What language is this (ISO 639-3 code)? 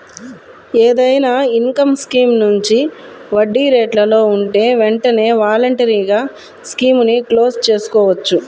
tel